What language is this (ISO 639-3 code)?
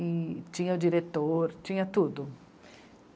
por